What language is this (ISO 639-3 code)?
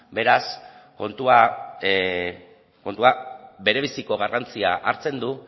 eus